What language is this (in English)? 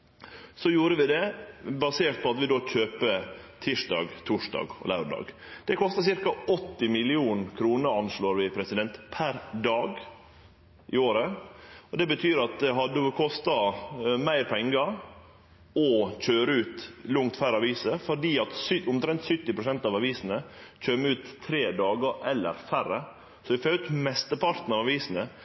Norwegian Nynorsk